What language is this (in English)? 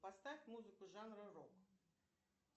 Russian